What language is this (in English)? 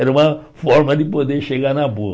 Portuguese